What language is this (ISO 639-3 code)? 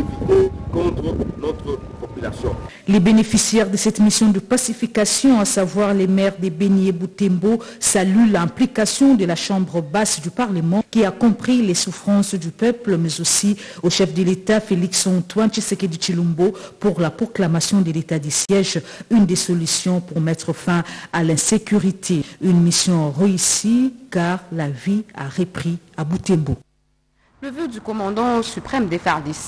fra